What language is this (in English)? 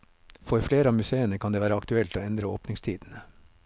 Norwegian